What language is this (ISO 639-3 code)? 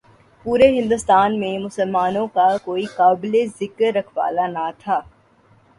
urd